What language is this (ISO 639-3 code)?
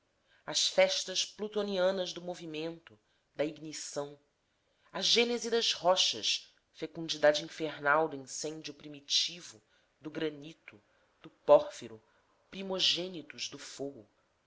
por